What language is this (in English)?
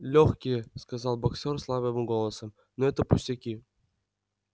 Russian